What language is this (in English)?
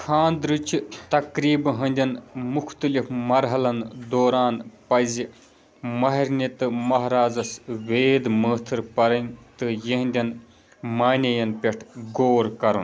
Kashmiri